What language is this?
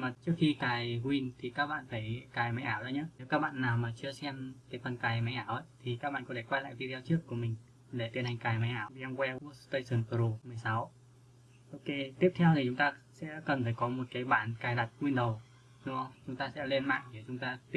Vietnamese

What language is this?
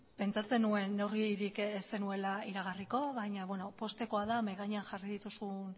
Basque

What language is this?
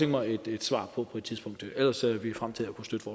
Danish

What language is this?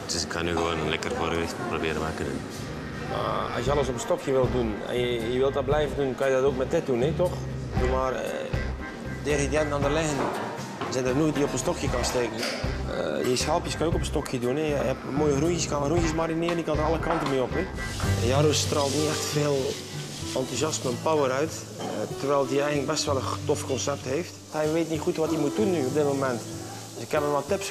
Dutch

